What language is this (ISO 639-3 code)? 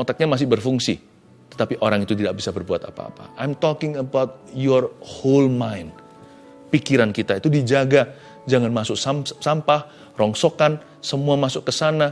ind